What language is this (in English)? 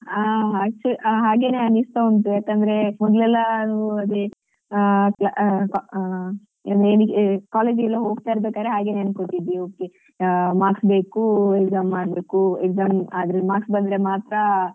Kannada